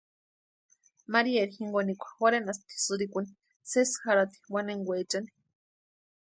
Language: Western Highland Purepecha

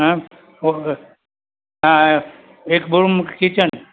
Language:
Gujarati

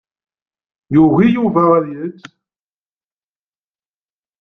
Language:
Kabyle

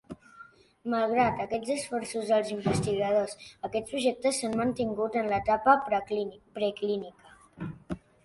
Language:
Catalan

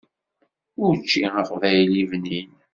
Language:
Kabyle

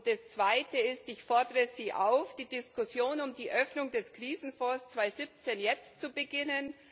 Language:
German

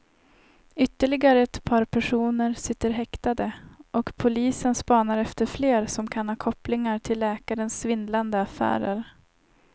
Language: Swedish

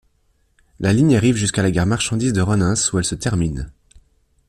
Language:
French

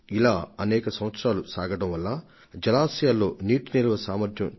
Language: Telugu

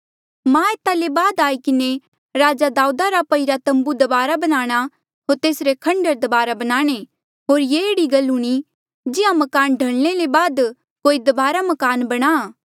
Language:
Mandeali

